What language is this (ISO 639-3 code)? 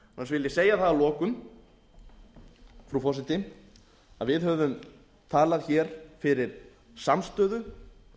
isl